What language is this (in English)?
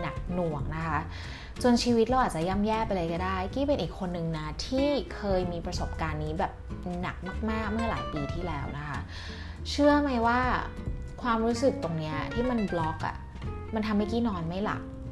Thai